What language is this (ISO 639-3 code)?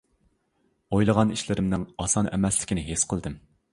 uig